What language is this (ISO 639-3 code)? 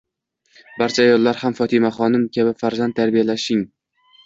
uzb